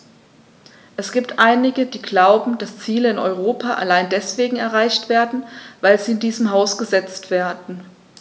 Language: German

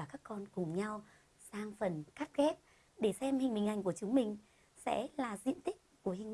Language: Vietnamese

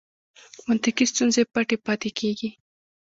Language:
Pashto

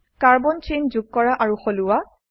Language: Assamese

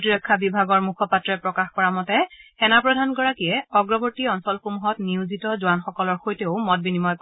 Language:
Assamese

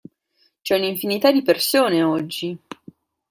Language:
Italian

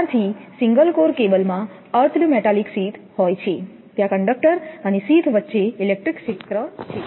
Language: Gujarati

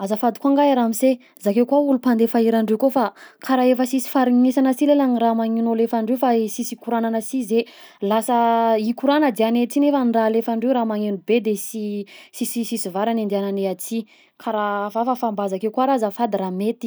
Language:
Southern Betsimisaraka Malagasy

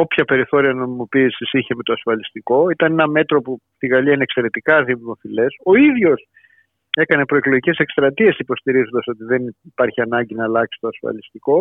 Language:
Greek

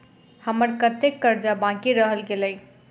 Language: Maithili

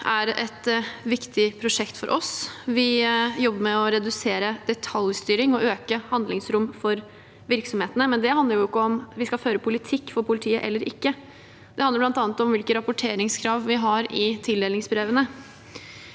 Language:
Norwegian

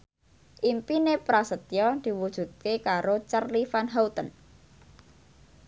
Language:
Javanese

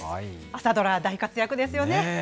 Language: Japanese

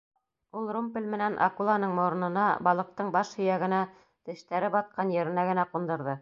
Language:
Bashkir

